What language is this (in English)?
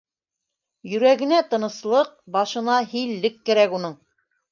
Bashkir